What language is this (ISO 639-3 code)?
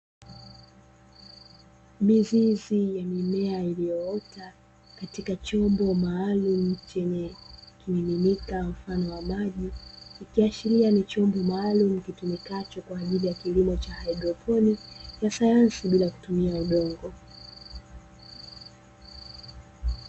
swa